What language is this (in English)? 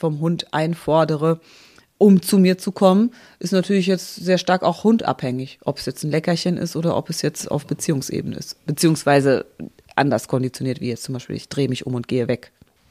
German